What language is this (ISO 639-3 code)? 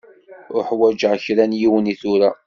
kab